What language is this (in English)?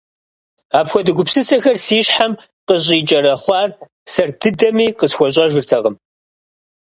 Kabardian